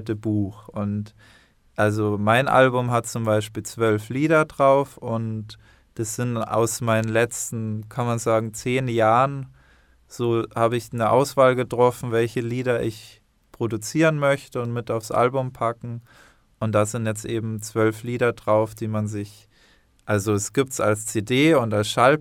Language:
German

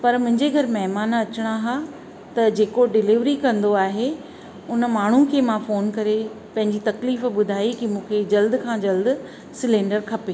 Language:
Sindhi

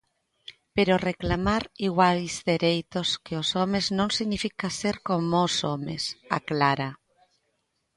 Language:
Galician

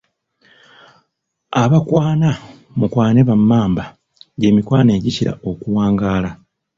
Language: Ganda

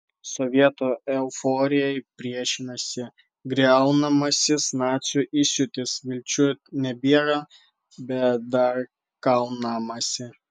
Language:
Lithuanian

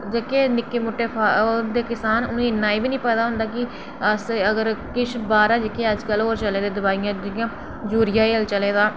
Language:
Dogri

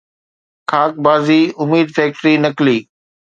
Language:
Sindhi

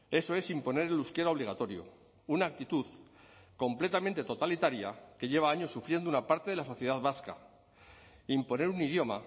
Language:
Spanish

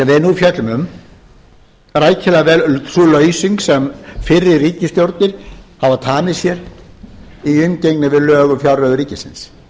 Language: Icelandic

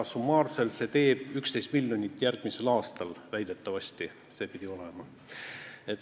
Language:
Estonian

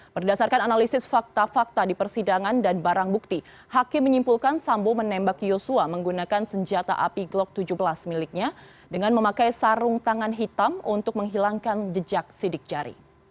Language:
Indonesian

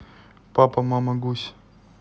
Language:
Russian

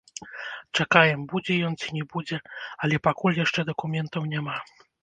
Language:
Belarusian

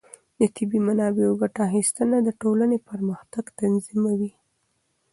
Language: Pashto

